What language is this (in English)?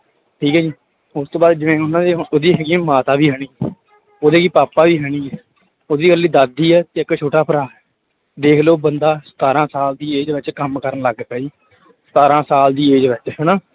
Punjabi